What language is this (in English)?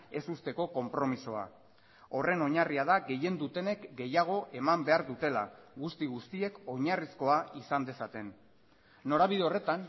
Basque